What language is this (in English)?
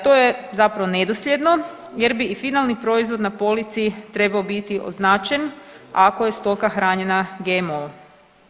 Croatian